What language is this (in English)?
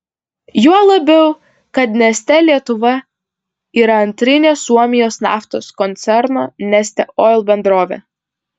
Lithuanian